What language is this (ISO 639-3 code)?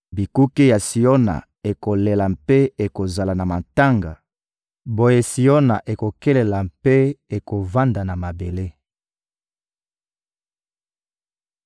lin